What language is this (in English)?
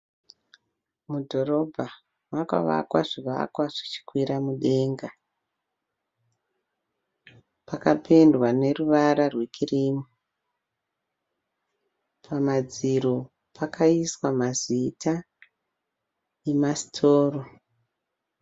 Shona